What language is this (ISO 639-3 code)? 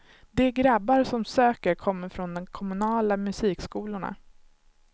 swe